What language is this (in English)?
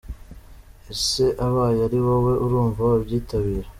Kinyarwanda